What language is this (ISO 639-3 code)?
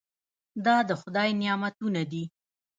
pus